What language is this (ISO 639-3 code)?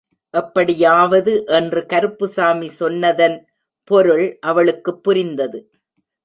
tam